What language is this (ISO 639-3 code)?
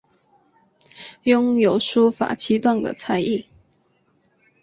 zho